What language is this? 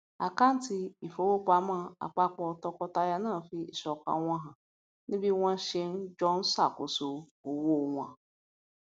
Yoruba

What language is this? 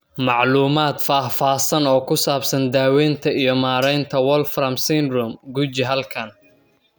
Somali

